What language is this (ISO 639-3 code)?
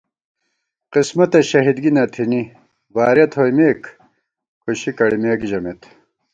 gwt